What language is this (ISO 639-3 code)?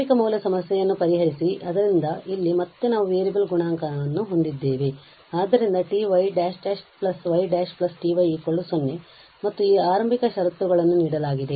kan